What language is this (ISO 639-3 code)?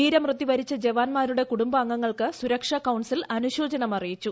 mal